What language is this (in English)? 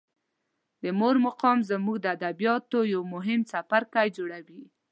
Pashto